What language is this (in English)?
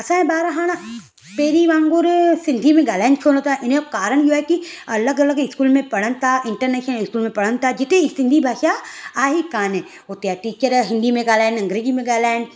Sindhi